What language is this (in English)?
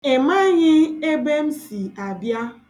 Igbo